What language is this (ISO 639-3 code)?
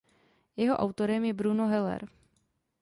ces